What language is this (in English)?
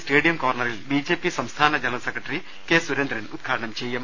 Malayalam